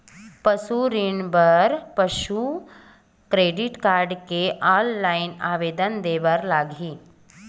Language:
Chhattisgarhi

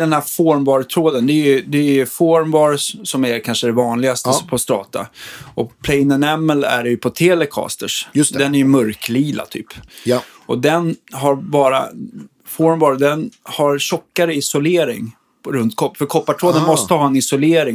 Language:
Swedish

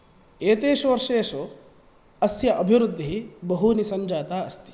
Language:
Sanskrit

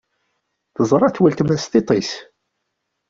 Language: Kabyle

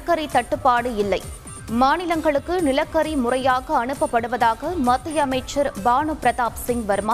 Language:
Tamil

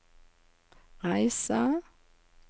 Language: Norwegian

